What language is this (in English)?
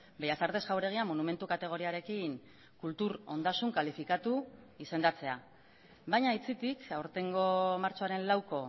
Basque